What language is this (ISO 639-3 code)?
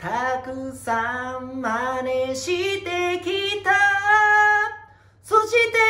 jpn